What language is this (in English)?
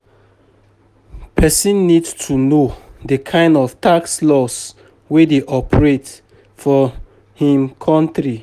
Nigerian Pidgin